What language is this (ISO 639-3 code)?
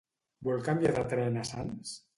cat